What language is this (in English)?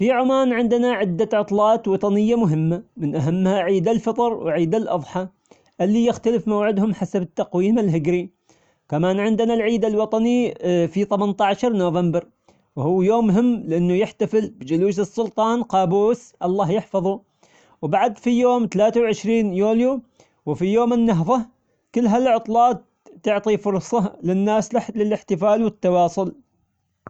Omani Arabic